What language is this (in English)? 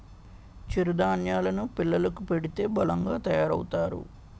Telugu